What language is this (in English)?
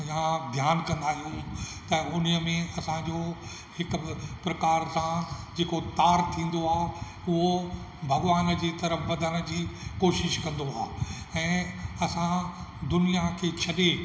Sindhi